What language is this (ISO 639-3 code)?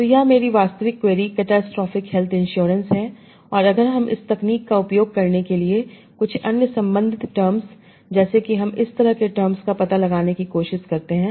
hin